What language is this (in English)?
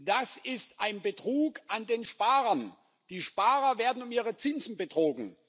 German